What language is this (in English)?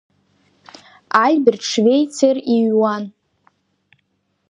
Abkhazian